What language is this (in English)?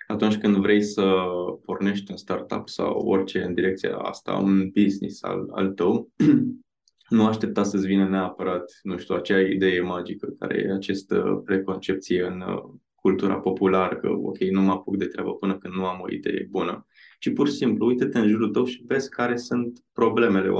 Romanian